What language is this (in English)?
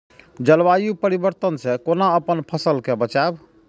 Maithili